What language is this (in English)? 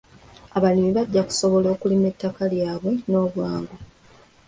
Ganda